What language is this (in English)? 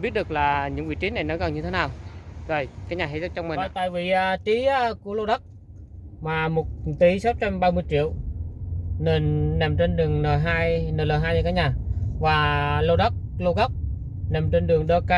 Vietnamese